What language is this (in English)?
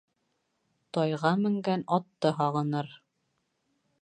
Bashkir